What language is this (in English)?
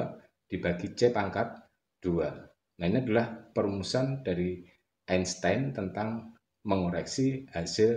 Indonesian